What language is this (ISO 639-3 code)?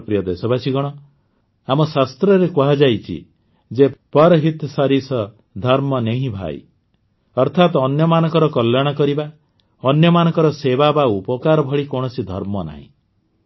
ori